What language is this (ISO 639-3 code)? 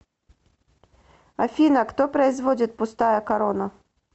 rus